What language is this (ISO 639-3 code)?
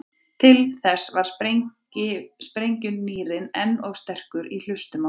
isl